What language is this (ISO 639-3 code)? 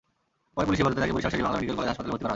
ben